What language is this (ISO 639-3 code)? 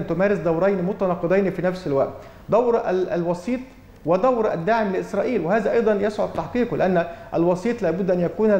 ara